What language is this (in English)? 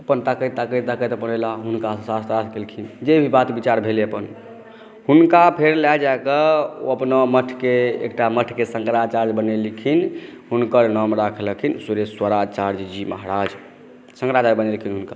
Maithili